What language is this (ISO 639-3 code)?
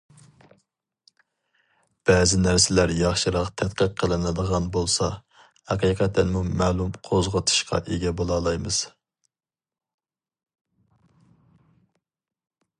uig